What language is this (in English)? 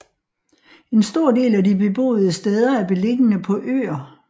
Danish